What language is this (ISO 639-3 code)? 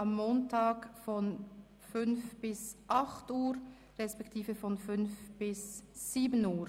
gsw